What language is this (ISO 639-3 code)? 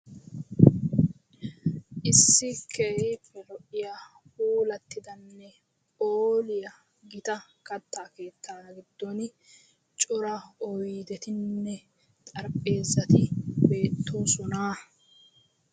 wal